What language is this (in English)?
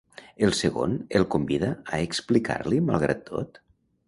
Catalan